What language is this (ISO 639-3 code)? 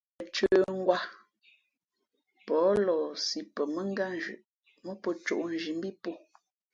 fmp